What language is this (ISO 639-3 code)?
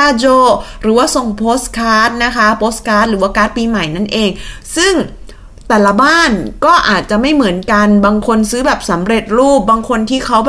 tha